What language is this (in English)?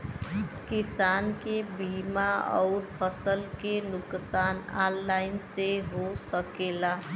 Bhojpuri